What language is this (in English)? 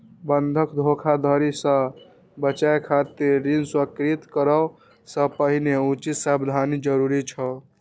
Maithili